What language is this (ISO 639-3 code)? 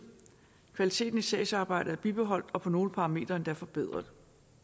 dan